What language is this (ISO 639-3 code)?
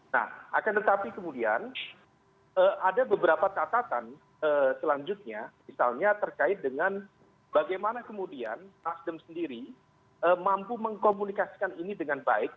ind